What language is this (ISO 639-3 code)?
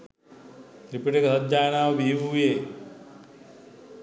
sin